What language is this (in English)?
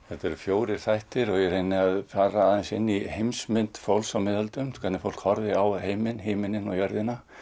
Icelandic